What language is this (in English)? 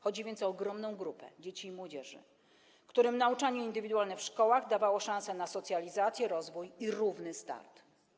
Polish